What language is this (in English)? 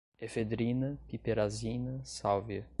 Portuguese